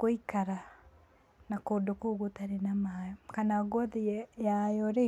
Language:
Kikuyu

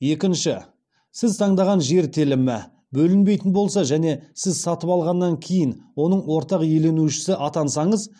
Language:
Kazakh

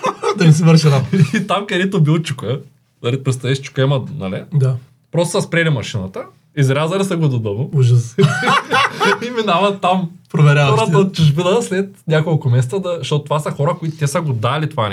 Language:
Bulgarian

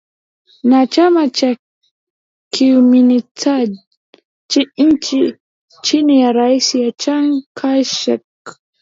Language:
Swahili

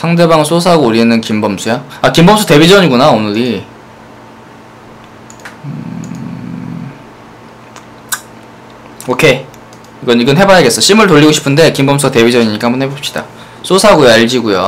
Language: Korean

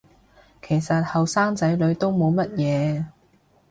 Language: Cantonese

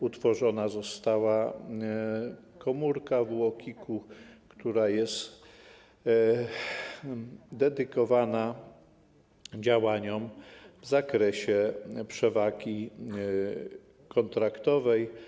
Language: Polish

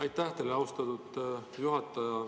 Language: Estonian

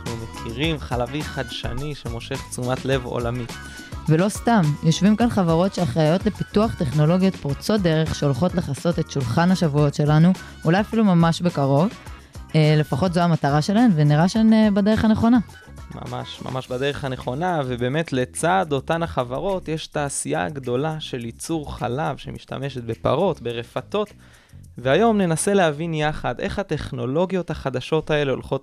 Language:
Hebrew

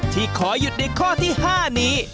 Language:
Thai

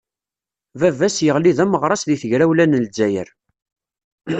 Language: Kabyle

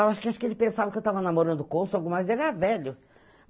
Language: Portuguese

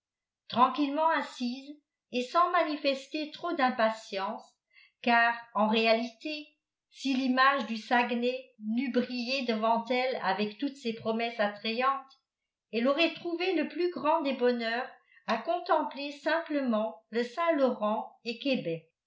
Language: French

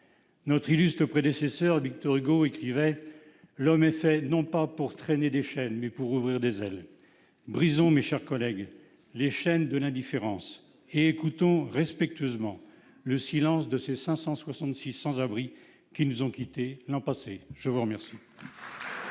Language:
French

